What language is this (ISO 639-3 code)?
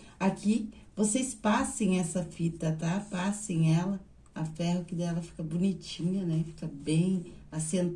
por